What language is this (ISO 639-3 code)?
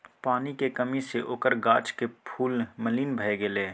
mai